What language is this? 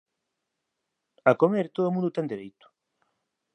Galician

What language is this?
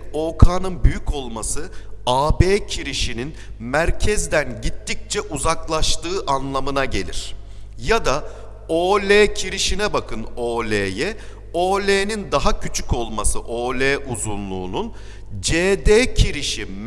Turkish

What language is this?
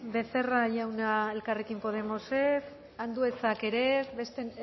Basque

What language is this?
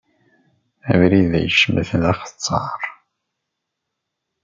Kabyle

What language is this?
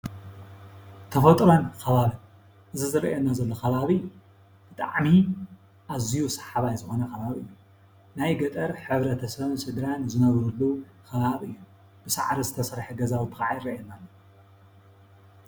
Tigrinya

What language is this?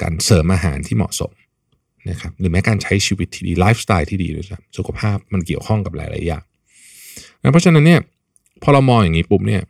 Thai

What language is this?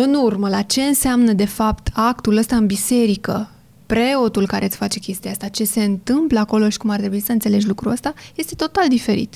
Romanian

